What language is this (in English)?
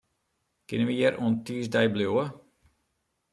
Western Frisian